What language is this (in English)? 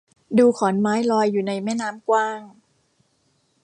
Thai